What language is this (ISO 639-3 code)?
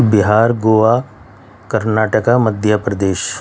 urd